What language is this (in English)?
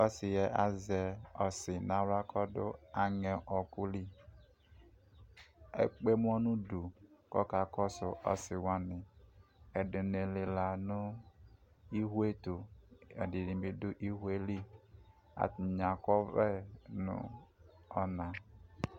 Ikposo